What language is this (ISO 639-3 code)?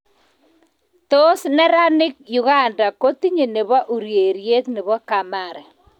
kln